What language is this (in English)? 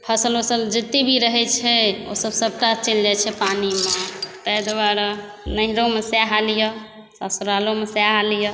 Maithili